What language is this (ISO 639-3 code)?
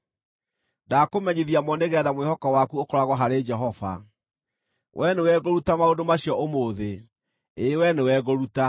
kik